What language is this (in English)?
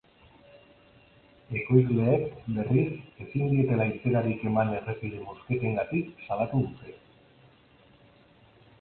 Basque